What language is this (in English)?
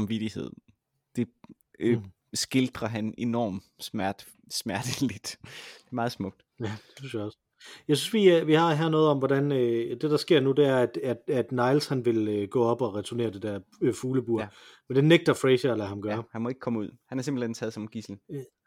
Danish